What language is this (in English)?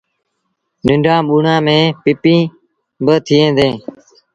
Sindhi Bhil